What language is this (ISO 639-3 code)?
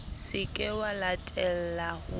sot